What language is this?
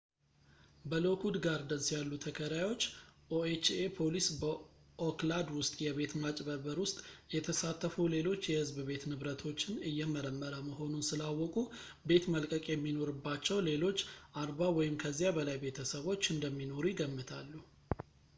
Amharic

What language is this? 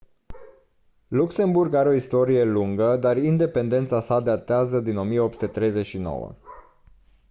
Romanian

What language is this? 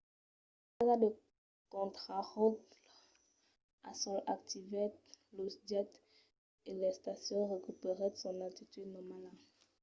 Occitan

